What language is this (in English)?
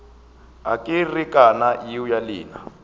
Northern Sotho